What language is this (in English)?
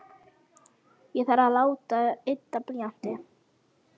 Icelandic